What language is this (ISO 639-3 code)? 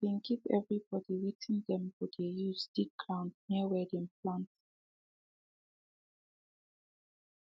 pcm